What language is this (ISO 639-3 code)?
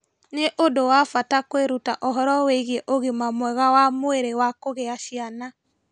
kik